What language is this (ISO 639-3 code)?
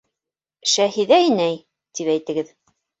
bak